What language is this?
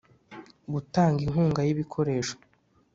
Kinyarwanda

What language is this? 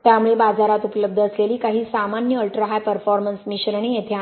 Marathi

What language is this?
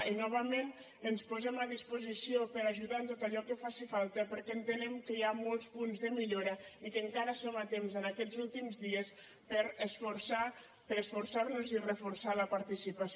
Catalan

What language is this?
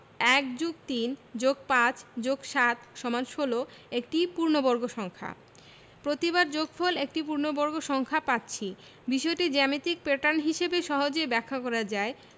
Bangla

